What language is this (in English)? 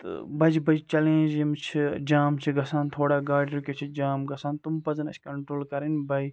Kashmiri